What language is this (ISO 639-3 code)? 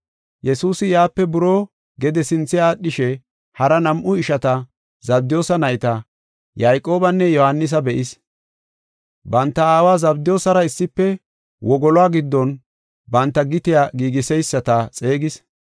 gof